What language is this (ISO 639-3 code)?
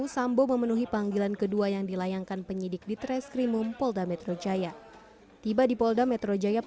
ind